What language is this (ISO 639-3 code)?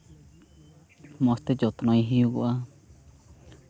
sat